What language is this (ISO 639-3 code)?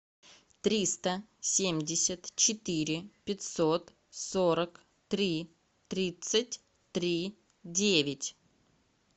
rus